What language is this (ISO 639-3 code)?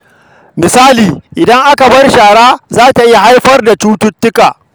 hau